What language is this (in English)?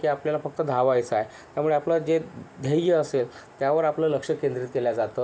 Marathi